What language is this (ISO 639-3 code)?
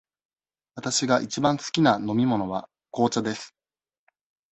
jpn